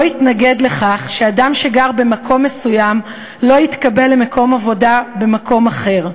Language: Hebrew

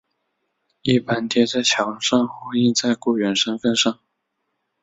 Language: Chinese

